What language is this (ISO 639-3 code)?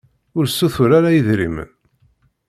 kab